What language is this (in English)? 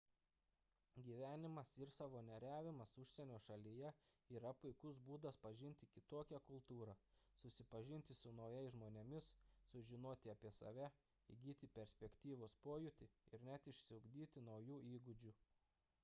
Lithuanian